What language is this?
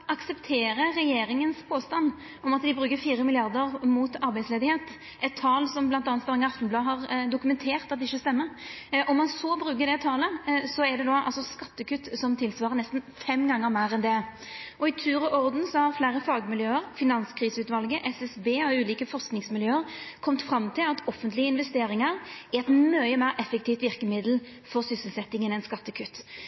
Norwegian Nynorsk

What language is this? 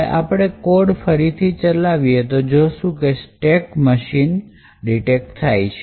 Gujarati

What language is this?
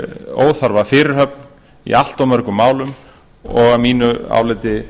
Icelandic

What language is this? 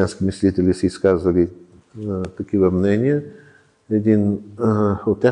Bulgarian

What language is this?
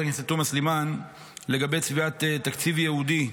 Hebrew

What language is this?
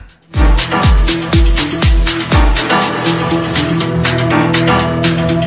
Greek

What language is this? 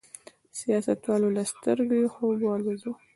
Pashto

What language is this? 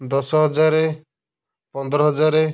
Odia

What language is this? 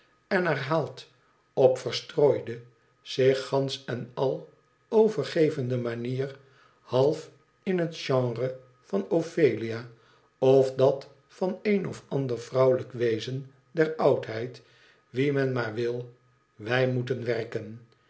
Dutch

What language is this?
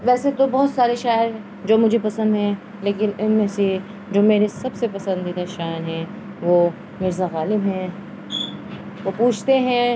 Urdu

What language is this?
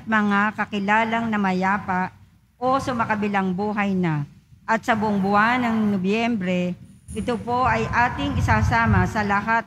Filipino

